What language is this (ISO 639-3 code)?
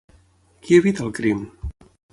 cat